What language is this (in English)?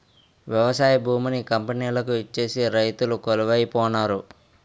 Telugu